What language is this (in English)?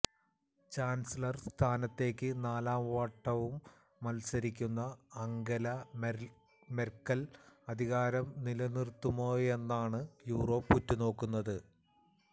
Malayalam